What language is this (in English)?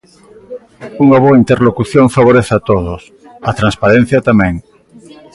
Galician